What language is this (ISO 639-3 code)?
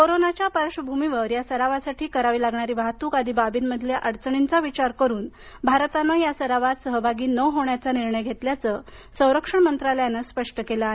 mar